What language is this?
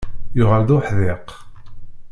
Kabyle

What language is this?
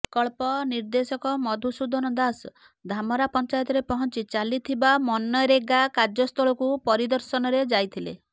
Odia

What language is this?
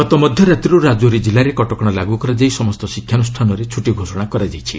Odia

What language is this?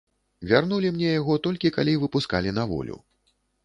Belarusian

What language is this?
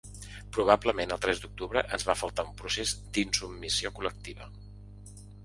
Catalan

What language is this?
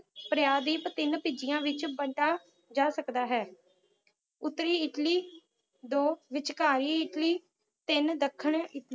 Punjabi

